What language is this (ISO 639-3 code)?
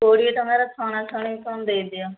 ori